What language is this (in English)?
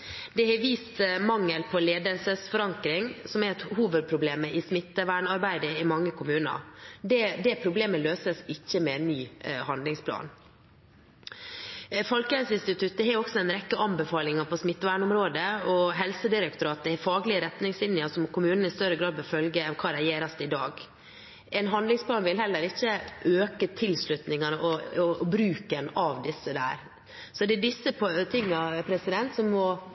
Norwegian Bokmål